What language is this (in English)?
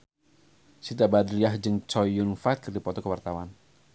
Sundanese